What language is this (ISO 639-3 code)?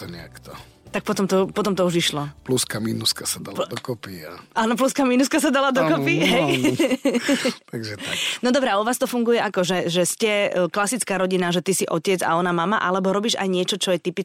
slk